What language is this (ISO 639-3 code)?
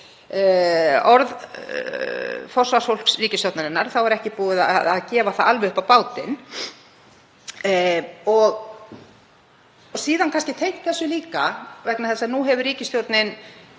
isl